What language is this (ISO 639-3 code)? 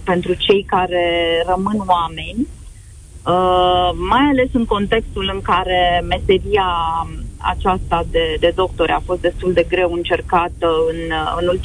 ron